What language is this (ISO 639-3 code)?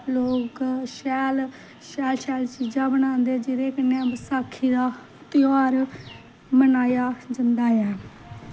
doi